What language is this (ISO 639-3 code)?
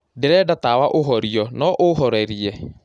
kik